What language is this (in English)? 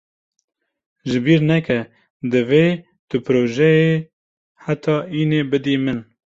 Kurdish